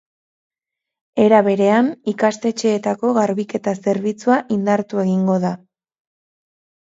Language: Basque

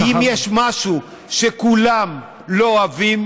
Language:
Hebrew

